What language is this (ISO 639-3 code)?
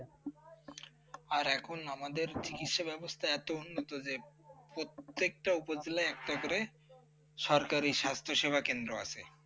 ben